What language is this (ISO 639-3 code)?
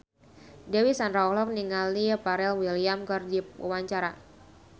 sun